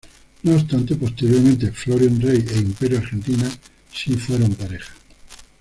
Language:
Spanish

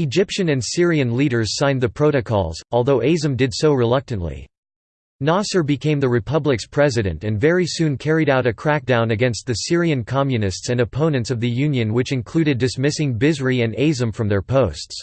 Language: English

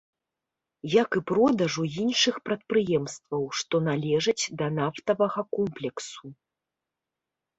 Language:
Belarusian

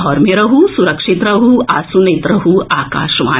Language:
Maithili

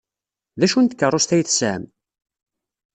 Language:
Kabyle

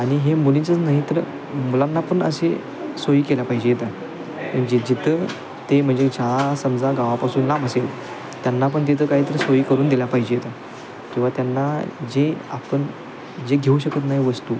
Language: Marathi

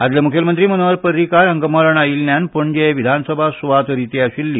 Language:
Konkani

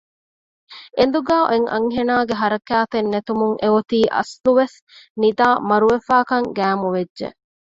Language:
Divehi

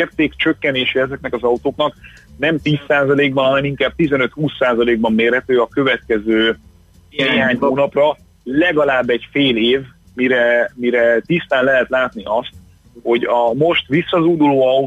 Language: Hungarian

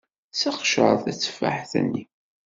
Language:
Kabyle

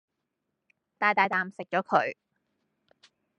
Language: Cantonese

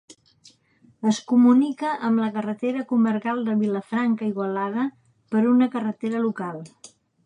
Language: Catalan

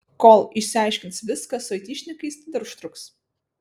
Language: Lithuanian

